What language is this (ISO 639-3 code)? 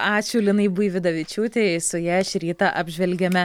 lit